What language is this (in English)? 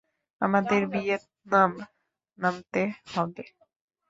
Bangla